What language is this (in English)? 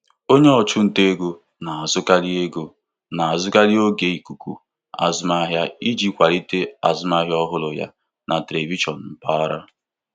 Igbo